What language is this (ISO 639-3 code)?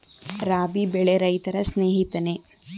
kan